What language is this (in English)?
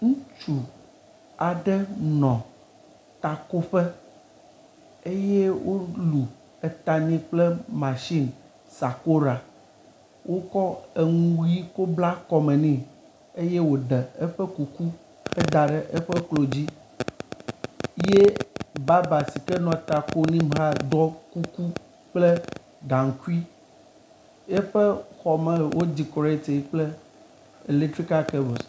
Ewe